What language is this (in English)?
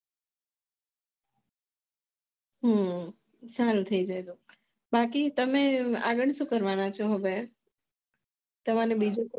Gujarati